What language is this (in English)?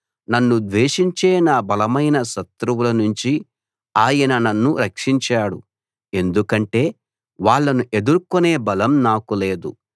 Telugu